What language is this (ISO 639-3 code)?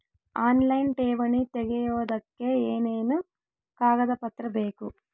kan